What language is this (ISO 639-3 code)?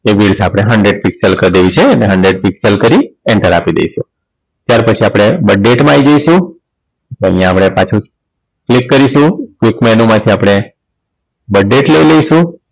guj